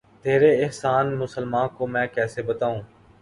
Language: Urdu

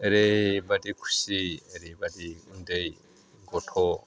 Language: Bodo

